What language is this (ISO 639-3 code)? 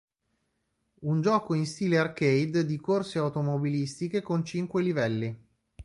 ita